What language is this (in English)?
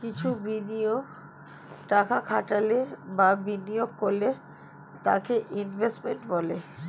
Bangla